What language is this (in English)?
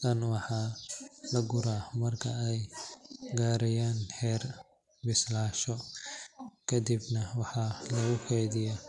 Somali